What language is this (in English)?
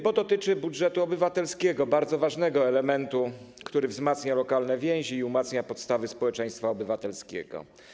Polish